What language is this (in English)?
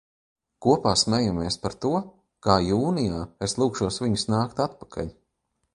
Latvian